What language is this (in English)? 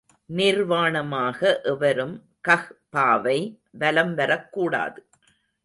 Tamil